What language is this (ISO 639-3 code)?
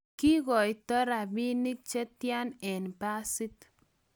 kln